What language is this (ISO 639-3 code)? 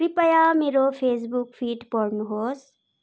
nep